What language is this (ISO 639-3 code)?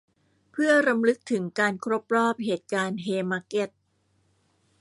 tha